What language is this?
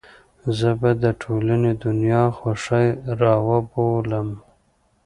Pashto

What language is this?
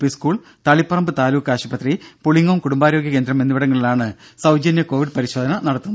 Malayalam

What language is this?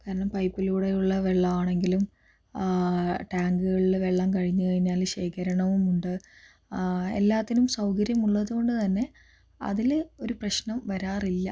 Malayalam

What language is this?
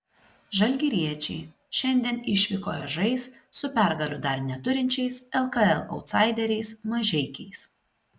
Lithuanian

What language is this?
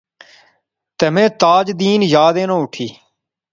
Pahari-Potwari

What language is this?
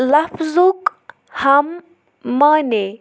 Kashmiri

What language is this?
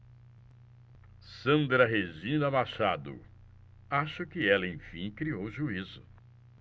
Portuguese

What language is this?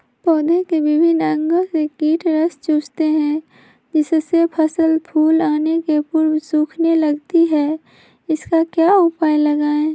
Magahi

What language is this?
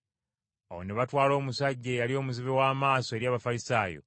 Ganda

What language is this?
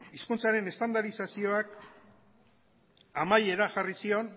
Basque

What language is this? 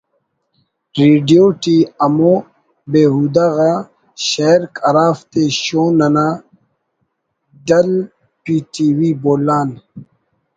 Brahui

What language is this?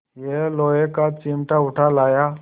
Hindi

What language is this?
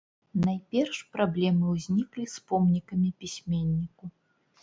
Belarusian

